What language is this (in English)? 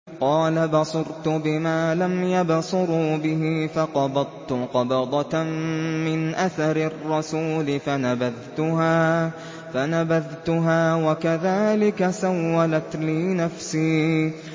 Arabic